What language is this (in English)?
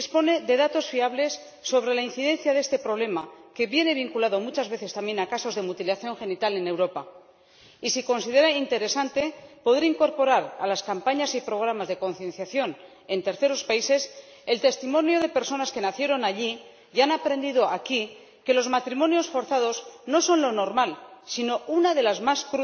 Spanish